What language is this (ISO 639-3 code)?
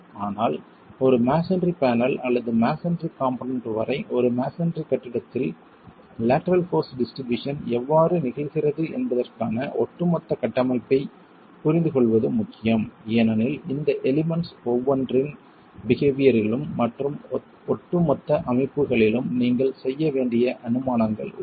tam